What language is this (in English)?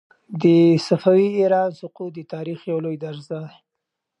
Pashto